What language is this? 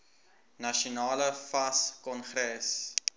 Afrikaans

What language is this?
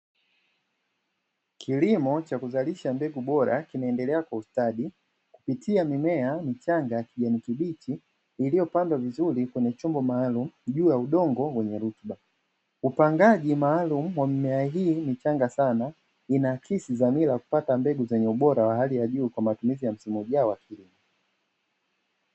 Swahili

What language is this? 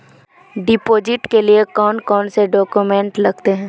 Magahi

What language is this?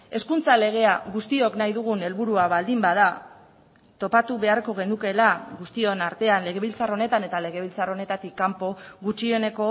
Basque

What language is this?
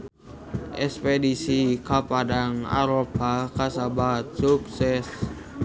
Sundanese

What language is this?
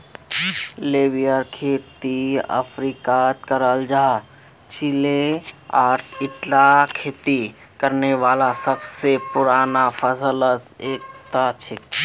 Magahi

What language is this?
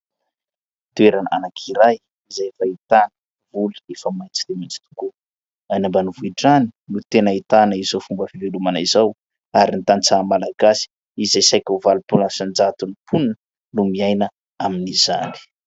Malagasy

